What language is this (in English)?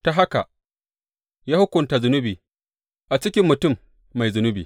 Hausa